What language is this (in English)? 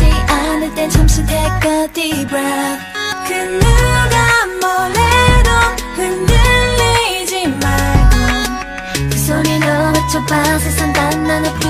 Korean